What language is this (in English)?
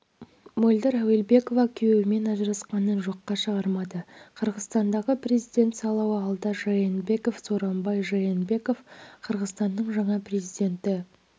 Kazakh